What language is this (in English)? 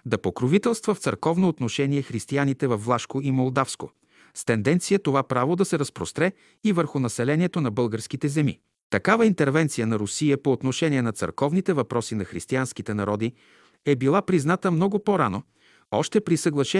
Bulgarian